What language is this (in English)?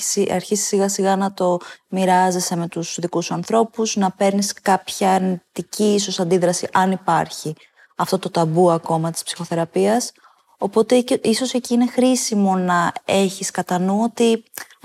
Greek